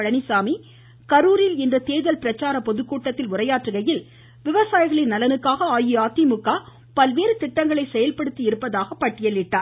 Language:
Tamil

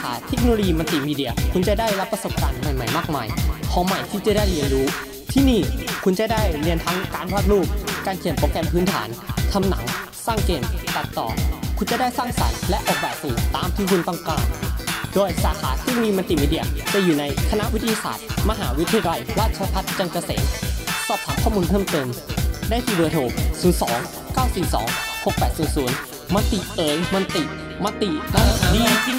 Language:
Thai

